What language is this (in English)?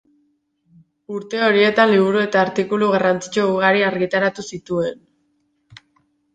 Basque